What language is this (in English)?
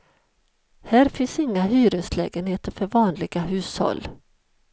Swedish